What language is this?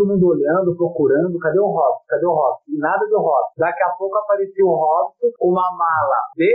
Portuguese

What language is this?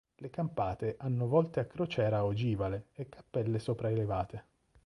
Italian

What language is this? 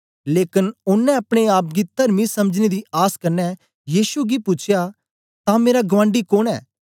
Dogri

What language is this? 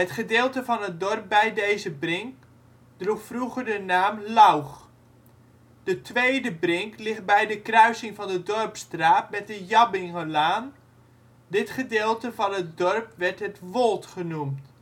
Dutch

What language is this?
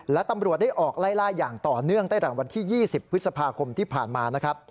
Thai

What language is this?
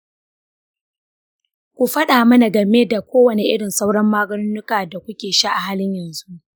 Hausa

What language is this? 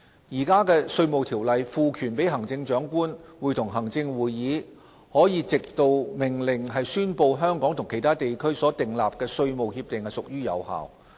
Cantonese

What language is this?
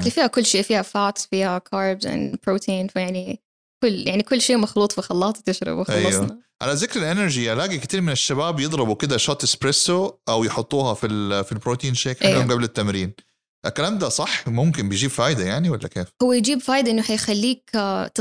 Arabic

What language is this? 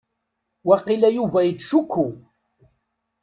Kabyle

